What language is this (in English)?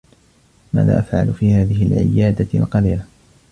Arabic